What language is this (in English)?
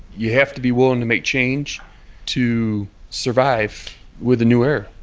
English